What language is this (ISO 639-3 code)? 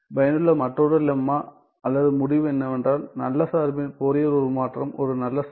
tam